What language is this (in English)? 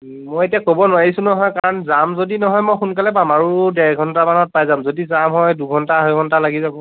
Assamese